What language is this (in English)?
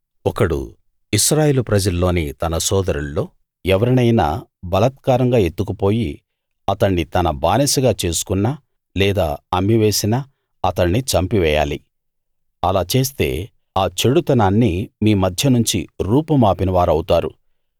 Telugu